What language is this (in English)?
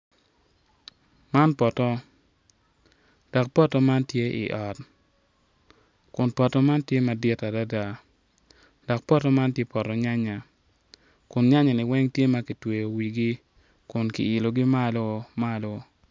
Acoli